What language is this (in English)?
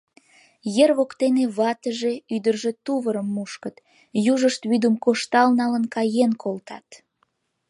Mari